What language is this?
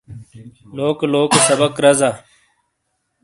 Shina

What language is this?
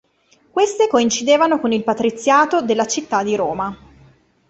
Italian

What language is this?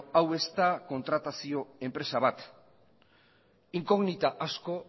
Basque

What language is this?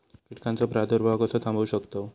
Marathi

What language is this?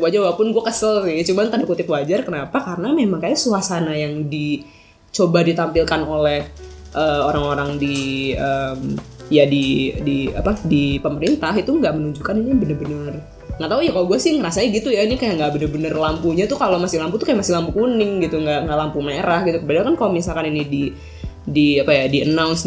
Indonesian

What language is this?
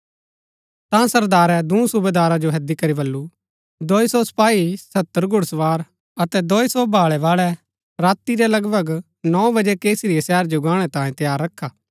Gaddi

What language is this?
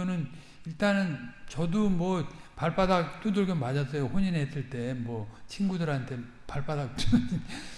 Korean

